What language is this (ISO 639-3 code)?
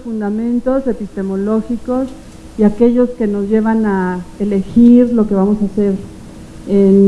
spa